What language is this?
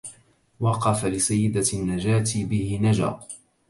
Arabic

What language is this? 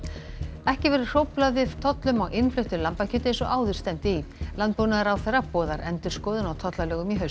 Icelandic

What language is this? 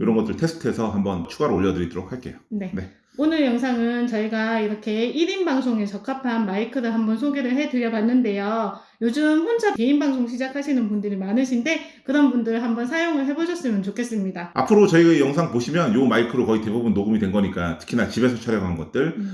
Korean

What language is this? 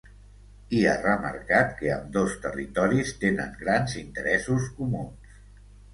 Catalan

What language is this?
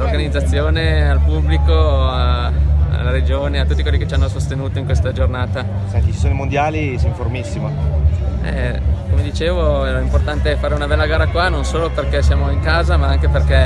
Italian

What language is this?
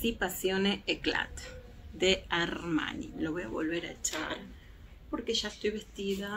Spanish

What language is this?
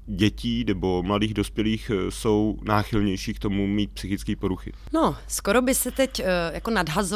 Czech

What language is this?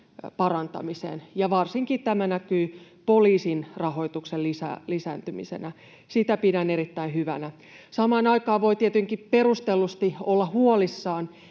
Finnish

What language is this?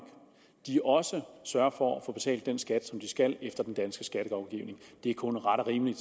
Danish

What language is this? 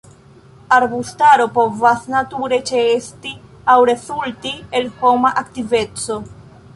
Esperanto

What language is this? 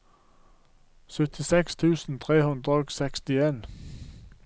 Norwegian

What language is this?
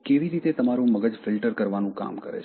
Gujarati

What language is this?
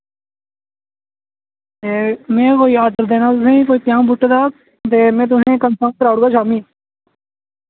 Dogri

